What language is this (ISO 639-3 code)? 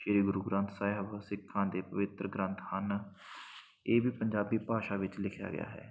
pan